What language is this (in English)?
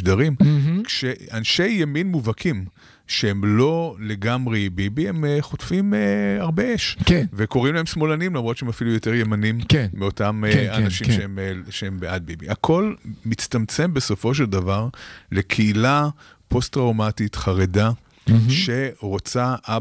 Hebrew